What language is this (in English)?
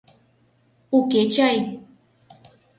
Mari